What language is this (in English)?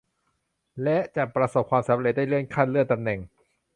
Thai